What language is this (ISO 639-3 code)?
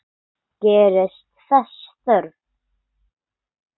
isl